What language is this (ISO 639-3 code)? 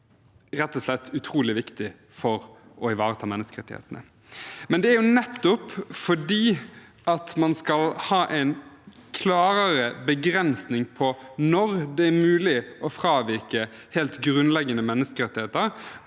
nor